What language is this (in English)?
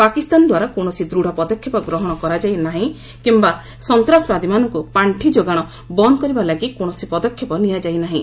Odia